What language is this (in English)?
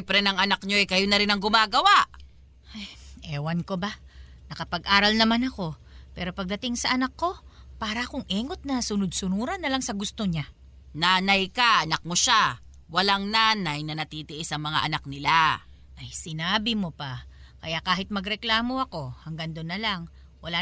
Filipino